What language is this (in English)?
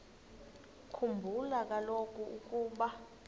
Xhosa